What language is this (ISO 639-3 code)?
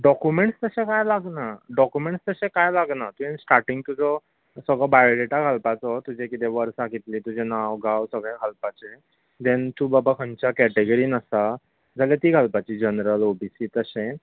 kok